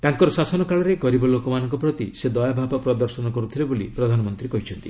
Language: Odia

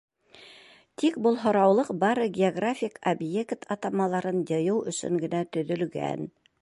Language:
Bashkir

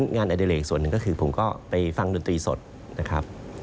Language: Thai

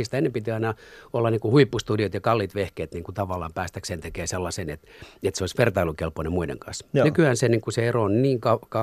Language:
Finnish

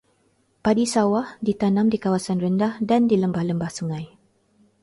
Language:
Malay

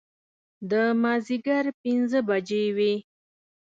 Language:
Pashto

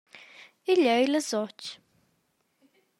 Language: Romansh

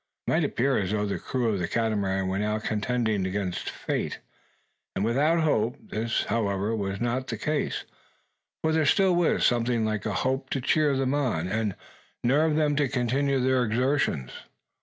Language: English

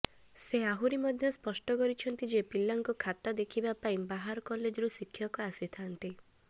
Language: Odia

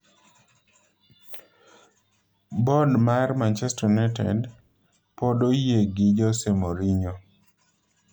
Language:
Luo (Kenya and Tanzania)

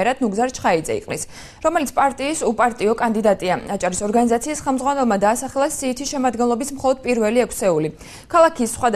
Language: Arabic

